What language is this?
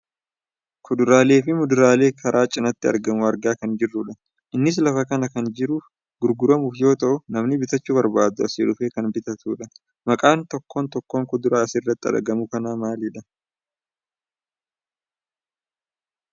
Oromo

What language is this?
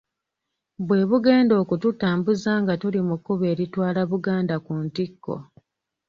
Ganda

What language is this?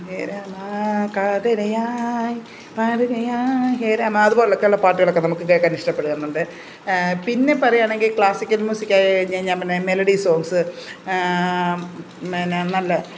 Malayalam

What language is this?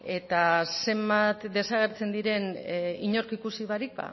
Basque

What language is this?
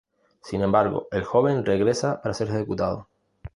Spanish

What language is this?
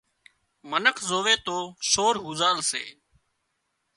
Wadiyara Koli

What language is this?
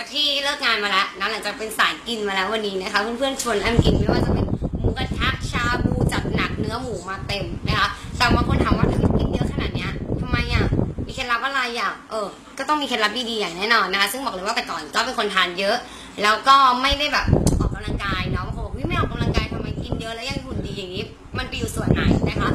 Thai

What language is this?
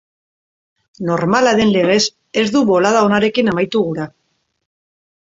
Basque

